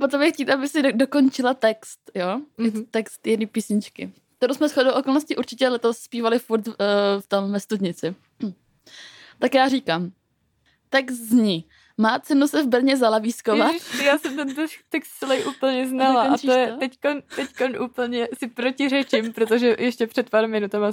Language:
Czech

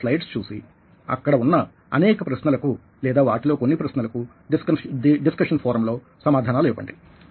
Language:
Telugu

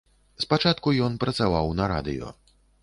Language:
Belarusian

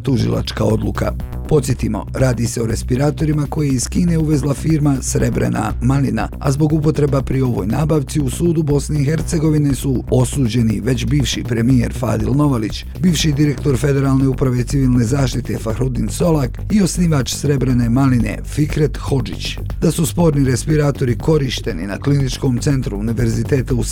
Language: Croatian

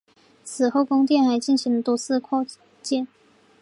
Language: Chinese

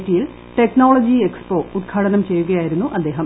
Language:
Malayalam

